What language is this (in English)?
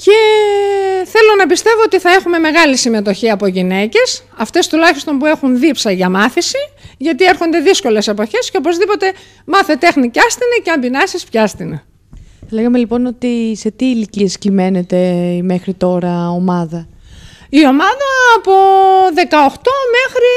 Greek